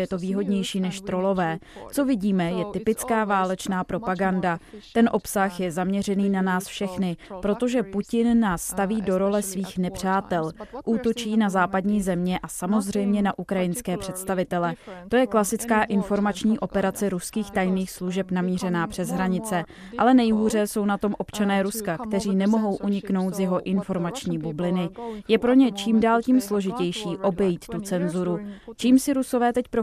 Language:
Czech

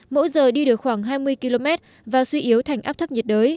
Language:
Vietnamese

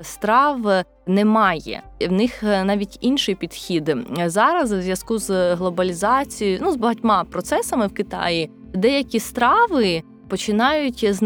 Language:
Ukrainian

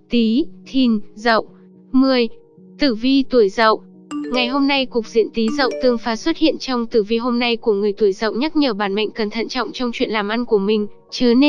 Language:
Vietnamese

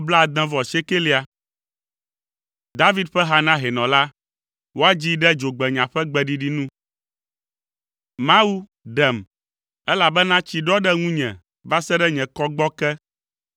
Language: Ewe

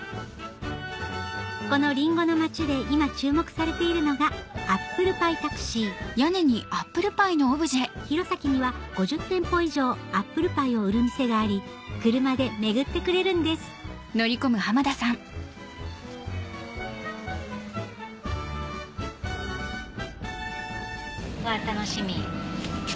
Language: Japanese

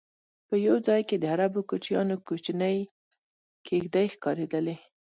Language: Pashto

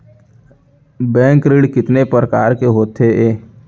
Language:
Chhattisgarhi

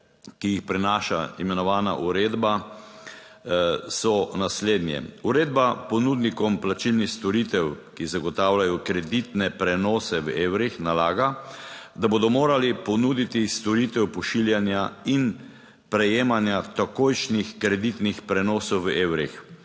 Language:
Slovenian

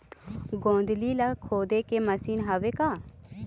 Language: Chhattisgarhi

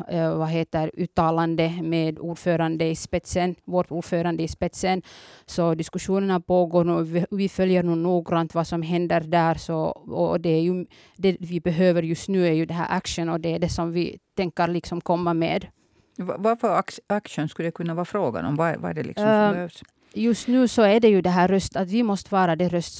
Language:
Swedish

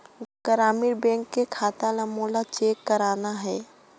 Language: Chhattisgarhi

